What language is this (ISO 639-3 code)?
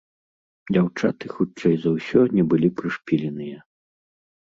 bel